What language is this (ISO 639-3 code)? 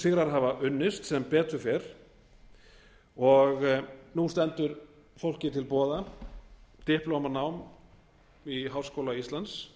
isl